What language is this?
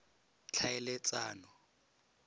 Tswana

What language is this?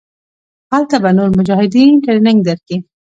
Pashto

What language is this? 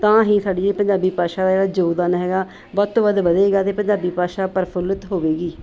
Punjabi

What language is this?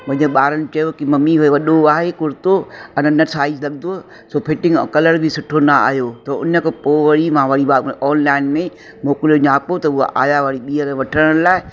Sindhi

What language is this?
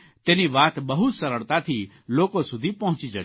Gujarati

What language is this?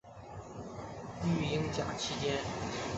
Chinese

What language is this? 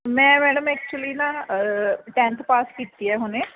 Punjabi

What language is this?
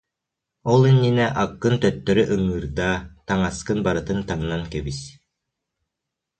Yakut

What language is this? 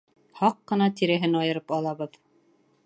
Bashkir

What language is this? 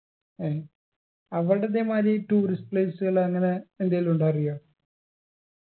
Malayalam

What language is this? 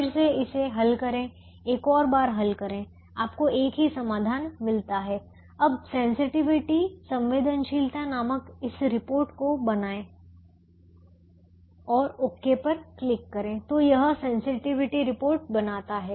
Hindi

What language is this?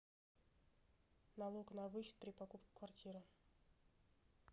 Russian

